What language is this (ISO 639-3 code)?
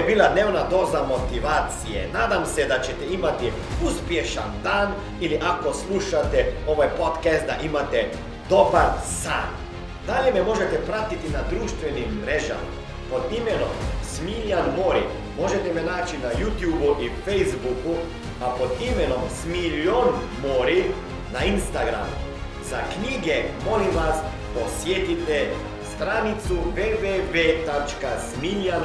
hrv